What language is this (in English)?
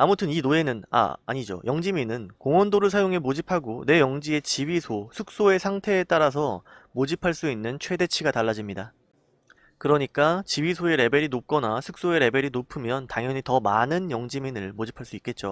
Korean